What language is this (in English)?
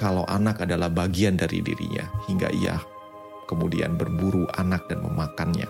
Indonesian